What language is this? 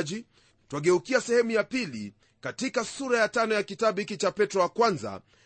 Swahili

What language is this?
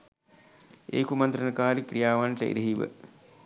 Sinhala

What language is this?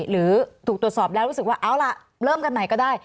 Thai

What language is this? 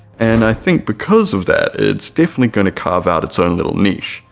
English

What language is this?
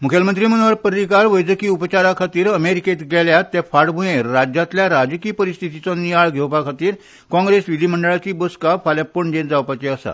Konkani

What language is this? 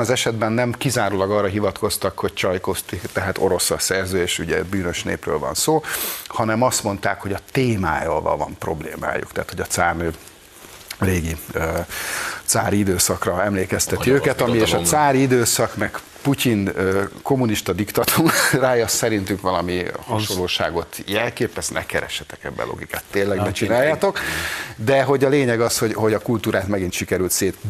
Hungarian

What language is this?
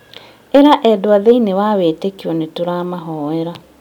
Kikuyu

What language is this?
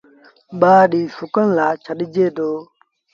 Sindhi Bhil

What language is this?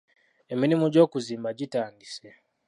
Ganda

